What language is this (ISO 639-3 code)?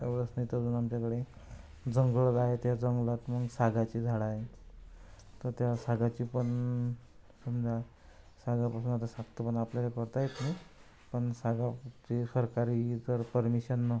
mar